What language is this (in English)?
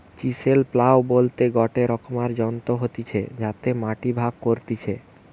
Bangla